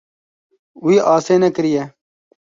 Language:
Kurdish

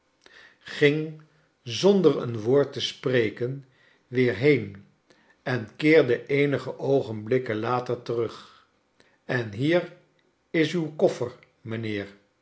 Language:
Dutch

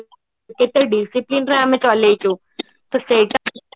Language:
Odia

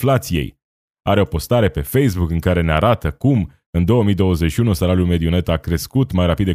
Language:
Romanian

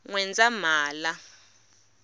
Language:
Tsonga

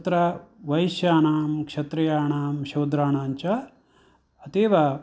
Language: Sanskrit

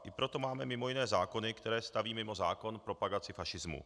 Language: Czech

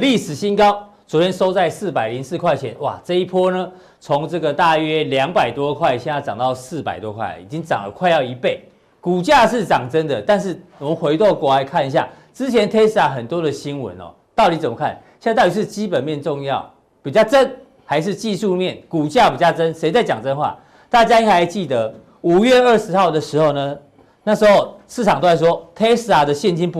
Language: Chinese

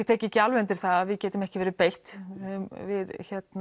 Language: Icelandic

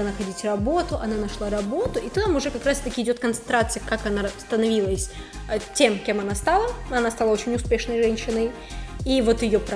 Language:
Russian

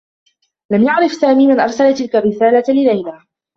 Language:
Arabic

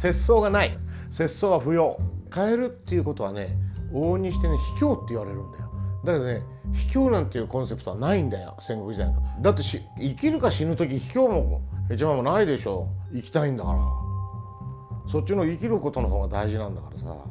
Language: Japanese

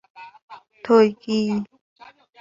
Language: Vietnamese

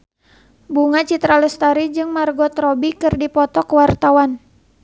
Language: Sundanese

